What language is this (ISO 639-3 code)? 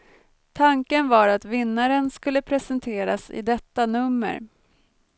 swe